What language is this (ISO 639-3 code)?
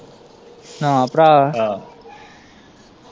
pan